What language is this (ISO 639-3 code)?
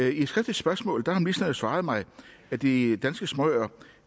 dan